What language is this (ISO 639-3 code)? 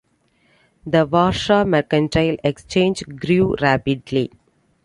eng